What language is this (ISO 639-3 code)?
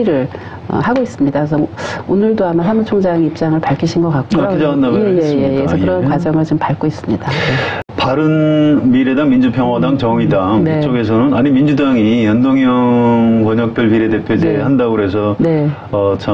kor